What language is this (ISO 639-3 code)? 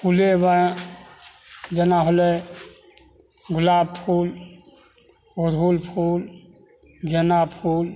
mai